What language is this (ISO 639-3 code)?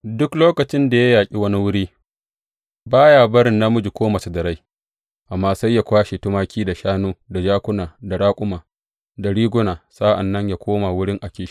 hau